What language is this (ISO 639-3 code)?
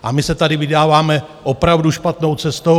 ces